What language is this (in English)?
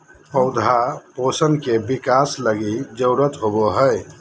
Magahi